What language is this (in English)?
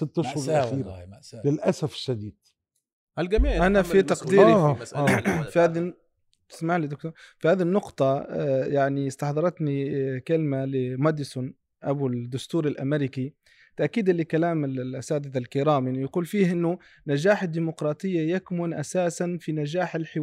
Arabic